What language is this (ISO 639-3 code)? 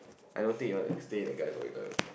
eng